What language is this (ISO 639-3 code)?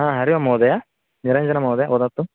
san